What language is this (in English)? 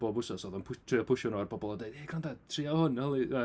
Welsh